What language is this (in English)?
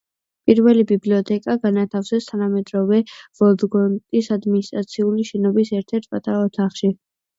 Georgian